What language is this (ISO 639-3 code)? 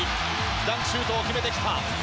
jpn